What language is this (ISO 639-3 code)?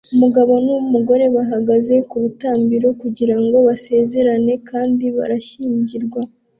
kin